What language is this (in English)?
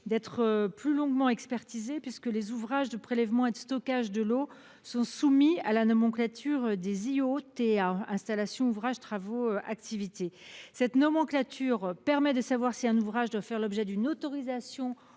French